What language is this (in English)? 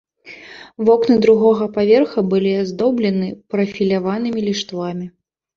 Belarusian